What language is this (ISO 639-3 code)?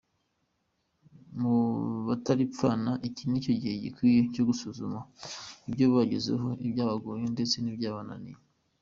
kin